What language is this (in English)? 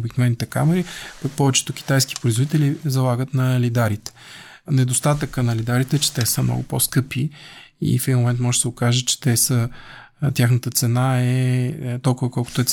Bulgarian